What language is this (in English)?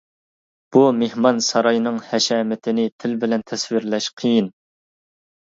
Uyghur